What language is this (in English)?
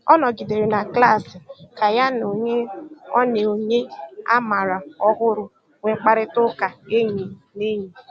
Igbo